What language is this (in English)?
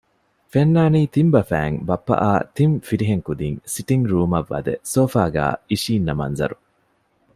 Divehi